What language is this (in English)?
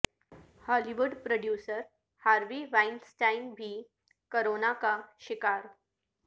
Urdu